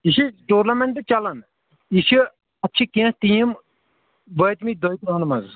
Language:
Kashmiri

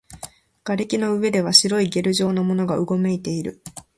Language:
Japanese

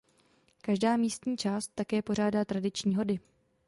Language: Czech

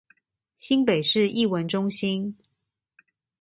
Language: Chinese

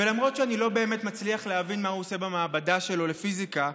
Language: Hebrew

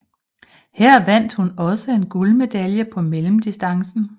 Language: Danish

